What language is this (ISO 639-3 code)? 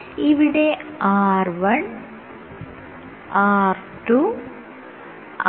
mal